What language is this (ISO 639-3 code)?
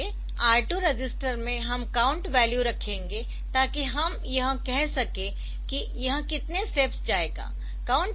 hin